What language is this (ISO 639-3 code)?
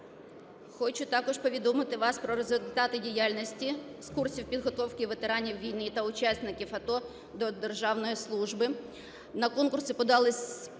ukr